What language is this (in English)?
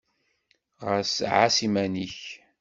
Kabyle